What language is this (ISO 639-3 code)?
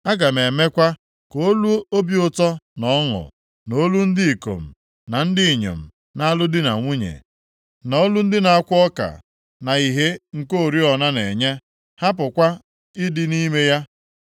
ibo